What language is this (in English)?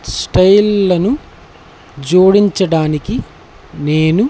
Telugu